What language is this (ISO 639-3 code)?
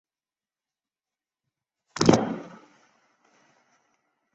zho